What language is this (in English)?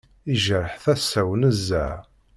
Kabyle